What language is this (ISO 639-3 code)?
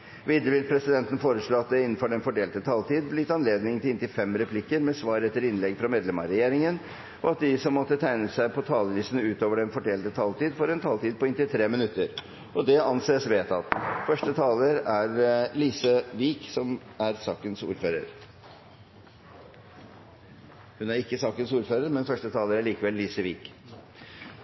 nob